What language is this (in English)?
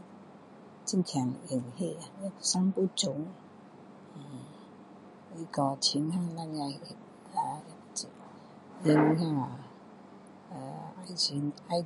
Min Dong Chinese